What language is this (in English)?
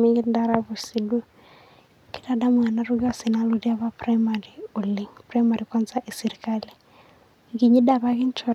Masai